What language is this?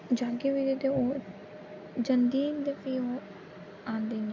Dogri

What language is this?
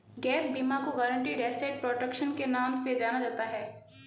Hindi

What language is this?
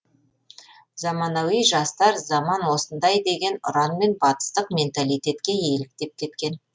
Kazakh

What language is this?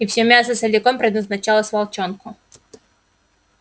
Russian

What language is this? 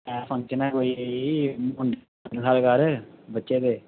Dogri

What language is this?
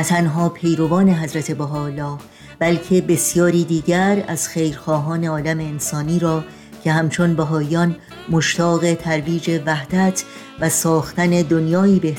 Persian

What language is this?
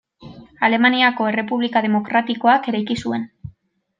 Basque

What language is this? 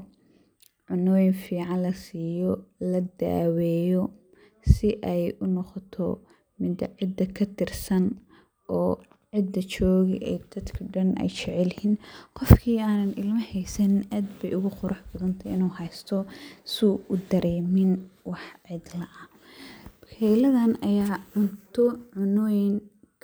Somali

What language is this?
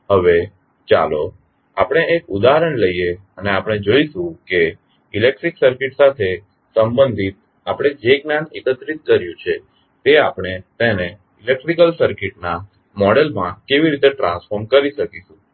Gujarati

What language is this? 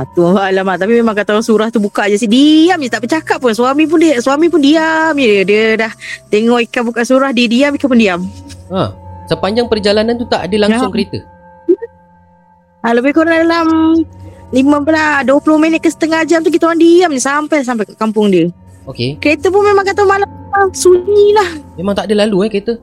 Malay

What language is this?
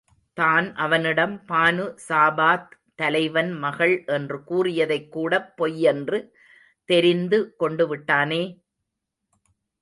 Tamil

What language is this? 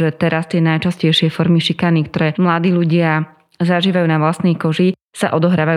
Slovak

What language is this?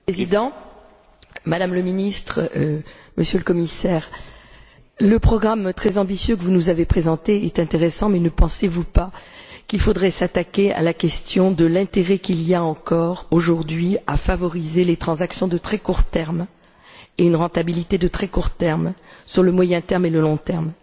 French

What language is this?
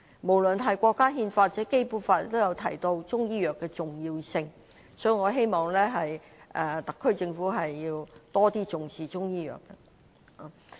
Cantonese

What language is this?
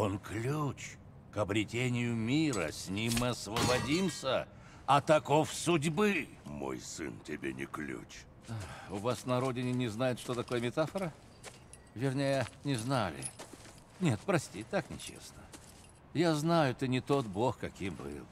Russian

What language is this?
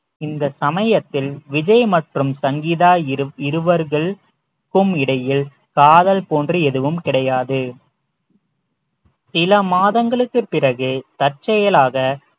Tamil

